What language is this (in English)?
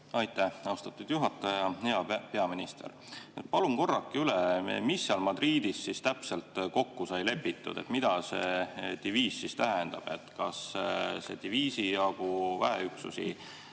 Estonian